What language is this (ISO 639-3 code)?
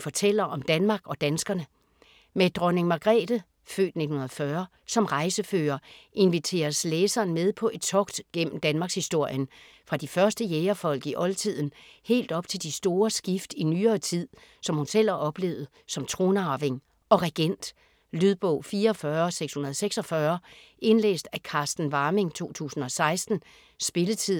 dan